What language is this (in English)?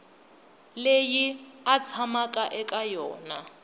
Tsonga